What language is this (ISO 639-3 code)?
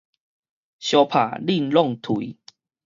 nan